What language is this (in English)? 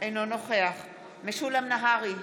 Hebrew